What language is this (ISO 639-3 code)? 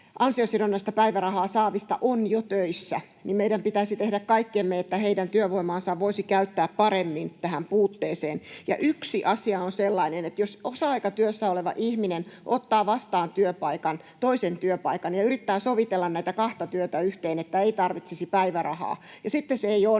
fin